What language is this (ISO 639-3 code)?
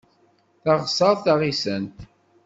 kab